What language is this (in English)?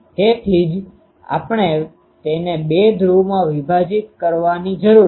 Gujarati